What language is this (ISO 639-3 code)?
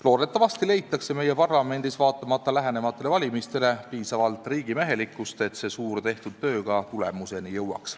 est